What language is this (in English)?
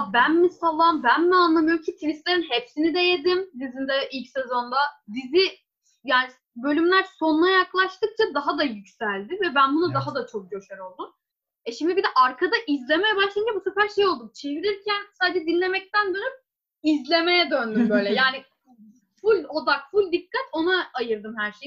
Turkish